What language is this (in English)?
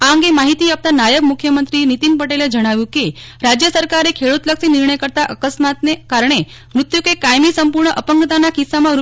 Gujarati